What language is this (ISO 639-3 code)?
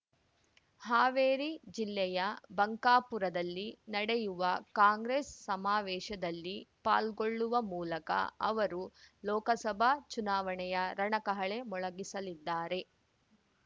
kan